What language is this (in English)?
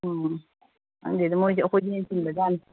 Manipuri